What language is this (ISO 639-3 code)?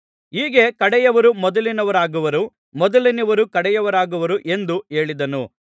kan